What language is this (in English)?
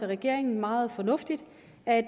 Danish